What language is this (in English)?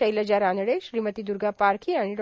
Marathi